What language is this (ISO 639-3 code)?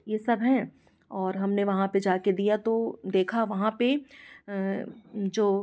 hin